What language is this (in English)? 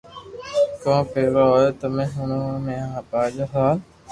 Loarki